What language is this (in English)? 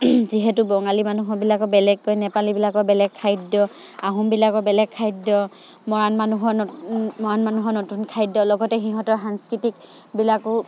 Assamese